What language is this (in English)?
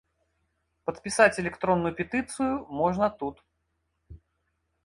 Belarusian